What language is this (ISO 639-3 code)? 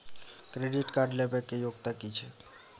mai